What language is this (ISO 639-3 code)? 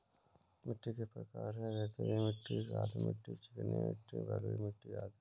hin